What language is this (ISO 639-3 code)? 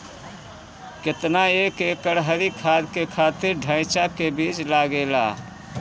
bho